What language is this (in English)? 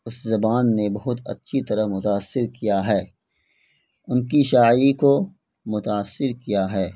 Urdu